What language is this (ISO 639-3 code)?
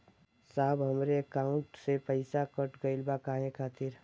bho